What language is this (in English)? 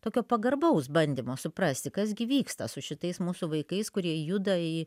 Lithuanian